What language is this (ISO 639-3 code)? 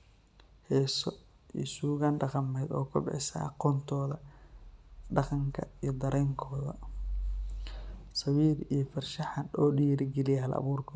som